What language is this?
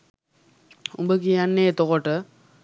Sinhala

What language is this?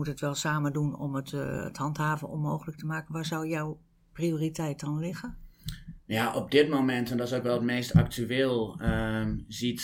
Dutch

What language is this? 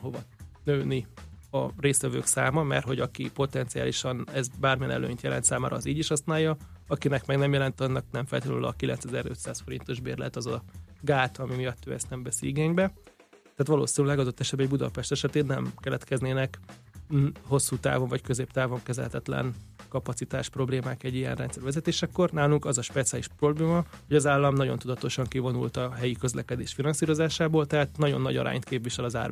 Hungarian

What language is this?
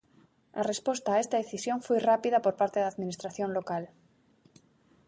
Galician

